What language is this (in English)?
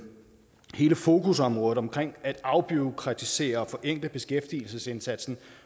Danish